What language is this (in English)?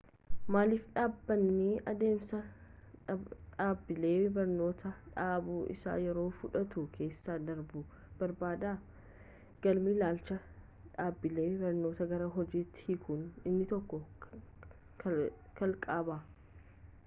Oromo